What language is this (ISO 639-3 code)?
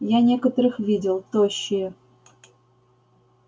rus